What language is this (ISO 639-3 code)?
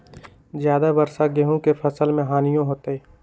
mag